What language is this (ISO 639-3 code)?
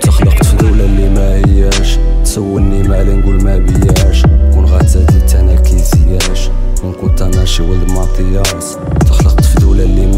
ara